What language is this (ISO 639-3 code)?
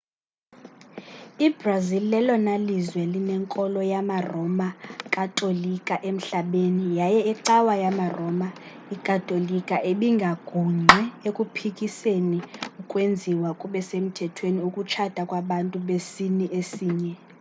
xho